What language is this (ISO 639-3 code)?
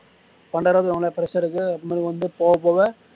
tam